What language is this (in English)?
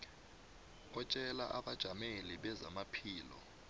South Ndebele